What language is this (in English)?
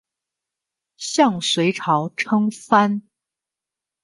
Chinese